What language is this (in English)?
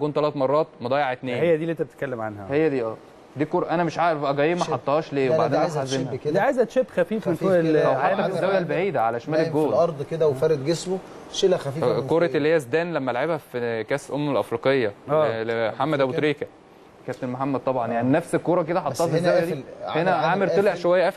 Arabic